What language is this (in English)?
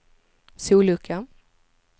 Swedish